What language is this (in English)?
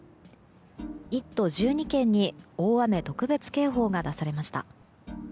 Japanese